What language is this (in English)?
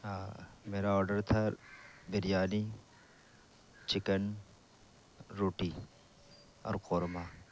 Urdu